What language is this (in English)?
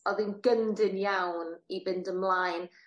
Welsh